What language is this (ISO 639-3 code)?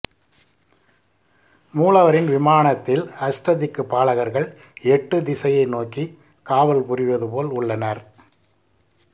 tam